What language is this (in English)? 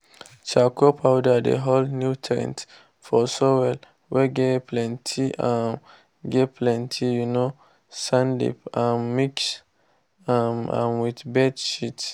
Nigerian Pidgin